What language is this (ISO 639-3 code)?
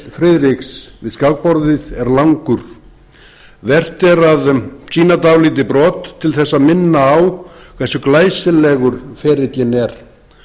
isl